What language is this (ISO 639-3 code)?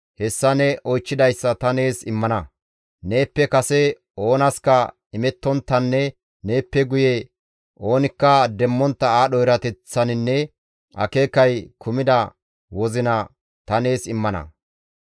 gmv